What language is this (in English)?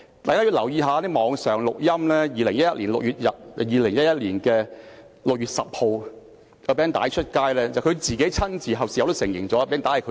Cantonese